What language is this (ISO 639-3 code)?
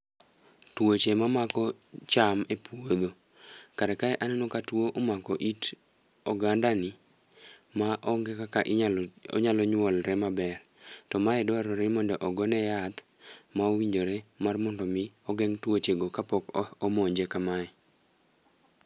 luo